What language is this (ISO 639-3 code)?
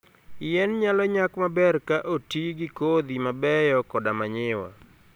luo